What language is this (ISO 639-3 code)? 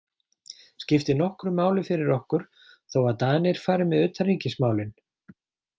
isl